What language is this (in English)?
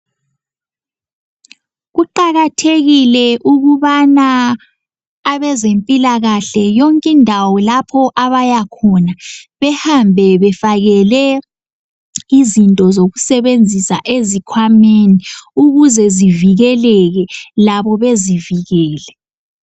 North Ndebele